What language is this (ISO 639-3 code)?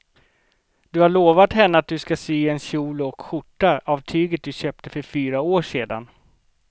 swe